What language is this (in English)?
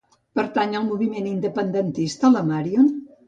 Catalan